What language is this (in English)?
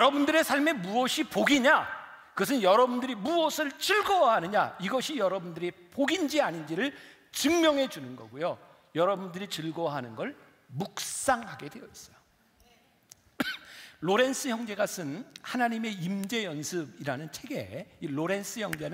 Korean